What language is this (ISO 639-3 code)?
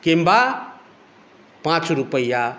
mai